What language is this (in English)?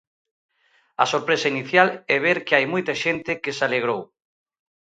Galician